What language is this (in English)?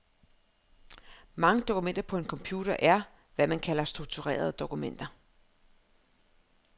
Danish